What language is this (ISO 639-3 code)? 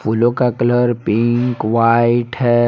hin